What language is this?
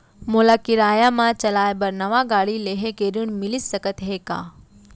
Chhattisgarhi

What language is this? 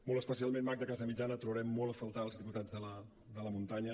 Catalan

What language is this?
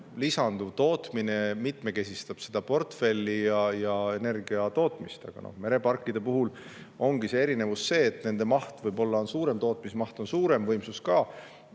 Estonian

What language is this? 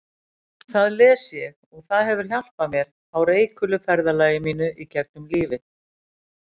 Icelandic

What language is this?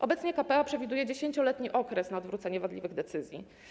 Polish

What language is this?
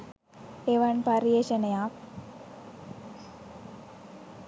Sinhala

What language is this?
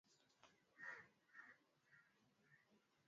Swahili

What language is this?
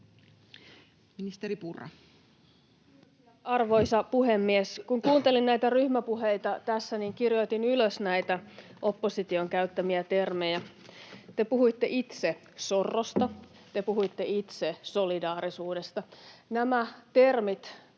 Finnish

